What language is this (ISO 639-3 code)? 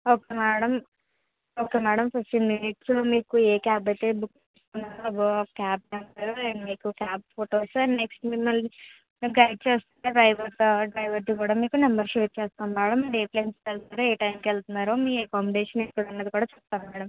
tel